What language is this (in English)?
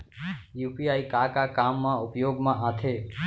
Chhattisgarhi